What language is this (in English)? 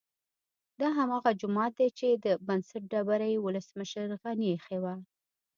Pashto